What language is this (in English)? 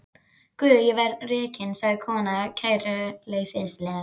Icelandic